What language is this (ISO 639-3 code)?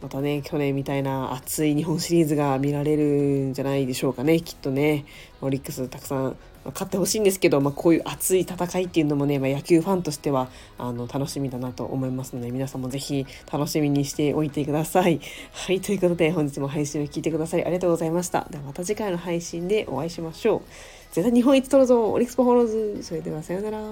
jpn